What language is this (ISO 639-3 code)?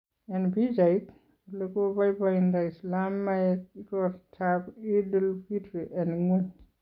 kln